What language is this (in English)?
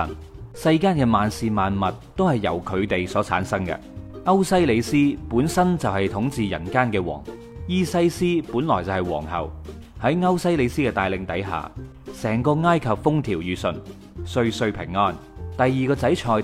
Chinese